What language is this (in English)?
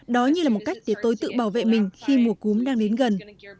Vietnamese